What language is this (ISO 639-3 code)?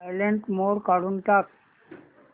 mar